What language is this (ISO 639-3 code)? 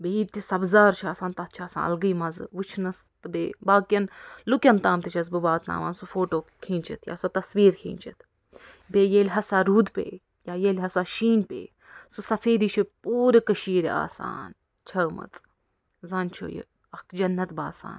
kas